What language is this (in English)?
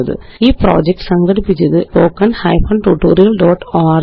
Malayalam